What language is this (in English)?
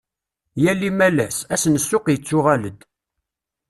Kabyle